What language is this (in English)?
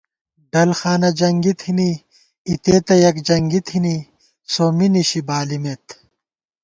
Gawar-Bati